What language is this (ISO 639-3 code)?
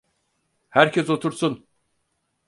tur